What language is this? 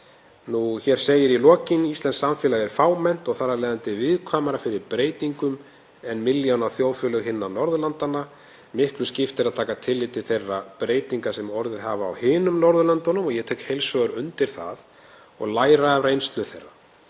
Icelandic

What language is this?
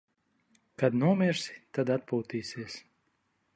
Latvian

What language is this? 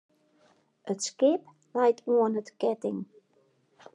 Western Frisian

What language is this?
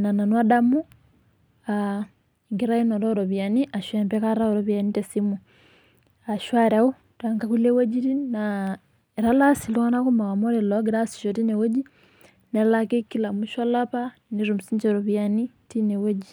Masai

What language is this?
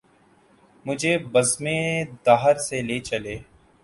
Urdu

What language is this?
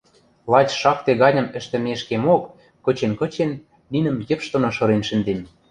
Western Mari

